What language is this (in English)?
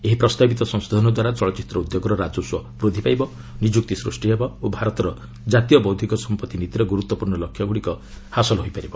Odia